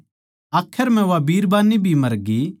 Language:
Haryanvi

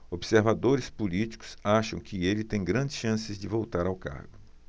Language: Portuguese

